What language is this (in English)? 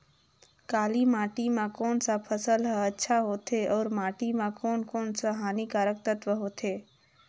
Chhattisgarhi